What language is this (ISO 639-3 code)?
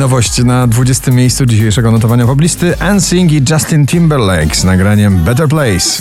pol